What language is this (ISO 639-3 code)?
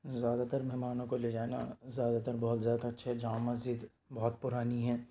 urd